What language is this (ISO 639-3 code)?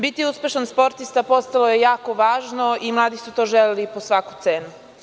srp